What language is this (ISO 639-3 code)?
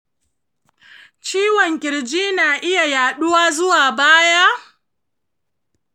hau